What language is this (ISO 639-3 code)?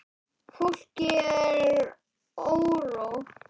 isl